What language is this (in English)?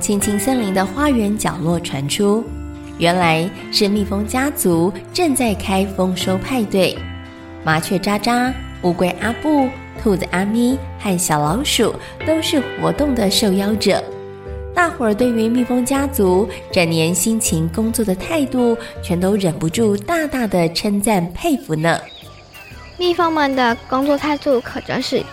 Chinese